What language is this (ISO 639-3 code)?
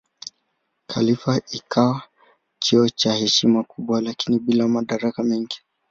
swa